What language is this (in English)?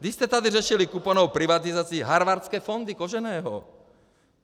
Czech